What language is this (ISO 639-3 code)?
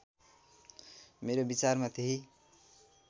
nep